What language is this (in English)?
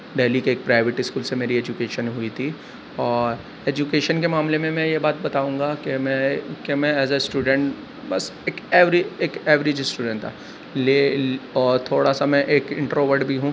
Urdu